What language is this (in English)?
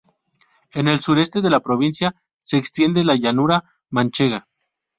Spanish